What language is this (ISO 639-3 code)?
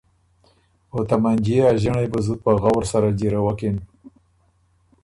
oru